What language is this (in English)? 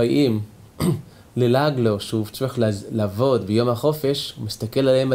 Hebrew